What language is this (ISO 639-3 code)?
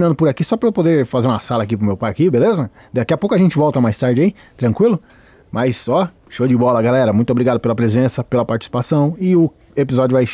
por